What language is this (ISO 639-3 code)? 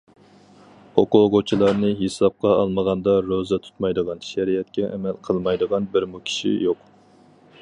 uig